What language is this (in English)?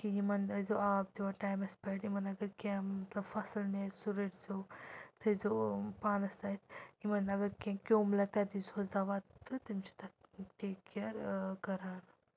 Kashmiri